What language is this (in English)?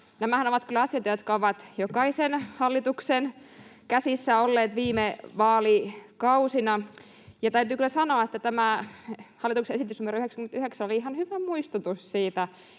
Finnish